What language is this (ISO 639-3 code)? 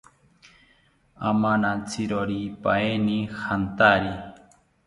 cpy